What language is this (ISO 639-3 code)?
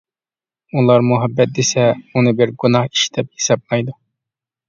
uig